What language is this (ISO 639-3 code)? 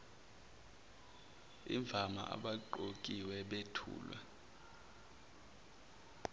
zul